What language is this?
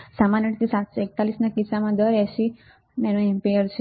Gujarati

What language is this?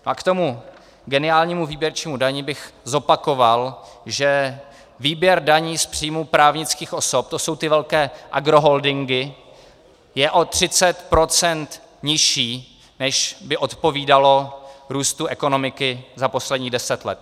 Czech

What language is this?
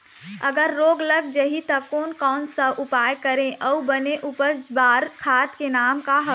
Chhattisgarhi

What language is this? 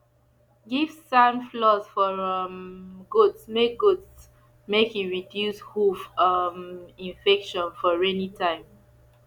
Nigerian Pidgin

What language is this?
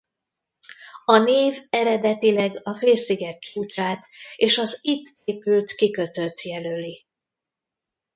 Hungarian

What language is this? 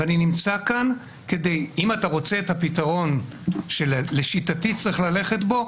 Hebrew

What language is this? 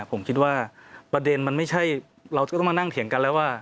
Thai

